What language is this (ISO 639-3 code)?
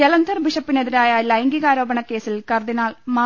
mal